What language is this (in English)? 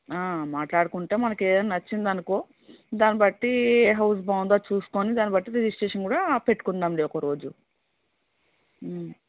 Telugu